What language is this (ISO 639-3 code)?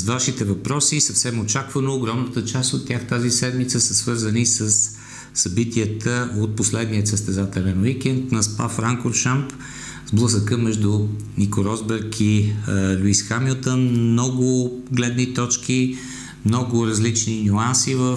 bul